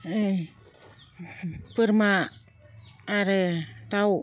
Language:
Bodo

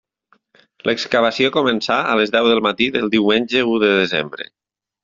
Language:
Catalan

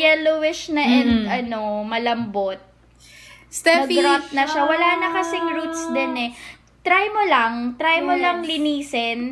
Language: Filipino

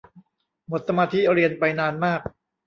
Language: Thai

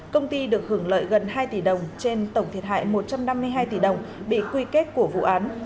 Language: Vietnamese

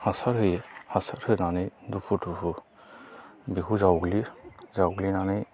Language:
Bodo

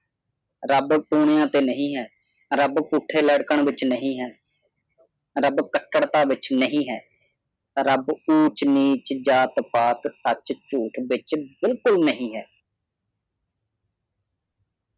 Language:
Punjabi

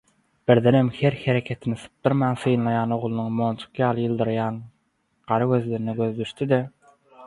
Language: Turkmen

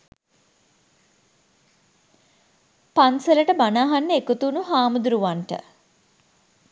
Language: Sinhala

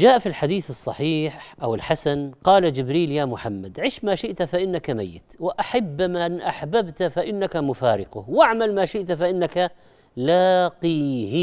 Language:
Arabic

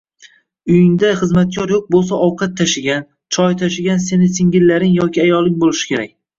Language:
Uzbek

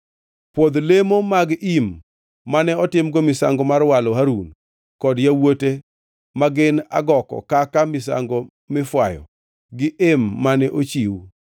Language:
Luo (Kenya and Tanzania)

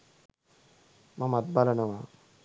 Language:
Sinhala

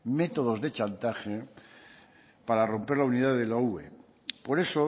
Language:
Spanish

